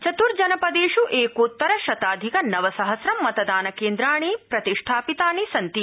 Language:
Sanskrit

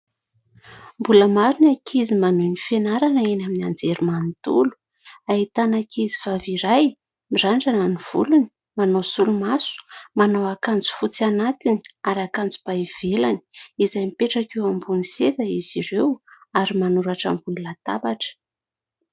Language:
Malagasy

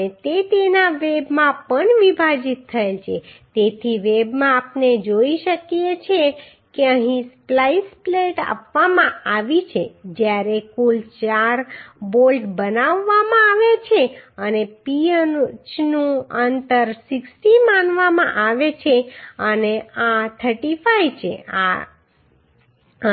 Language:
Gujarati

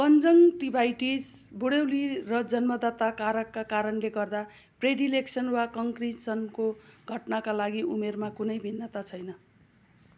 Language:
Nepali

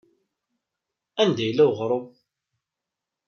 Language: Kabyle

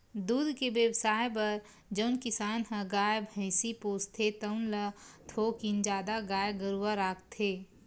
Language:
Chhattisgarhi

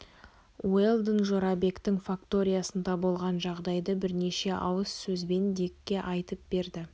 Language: Kazakh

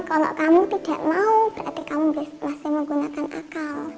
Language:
Indonesian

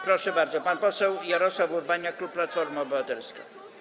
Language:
Polish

